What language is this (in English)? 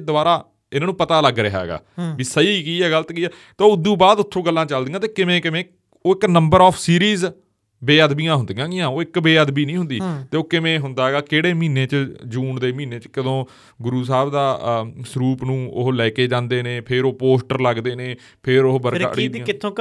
Punjabi